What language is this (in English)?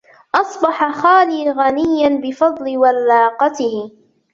Arabic